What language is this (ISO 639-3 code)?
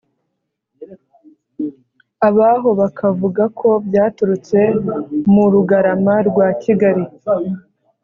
kin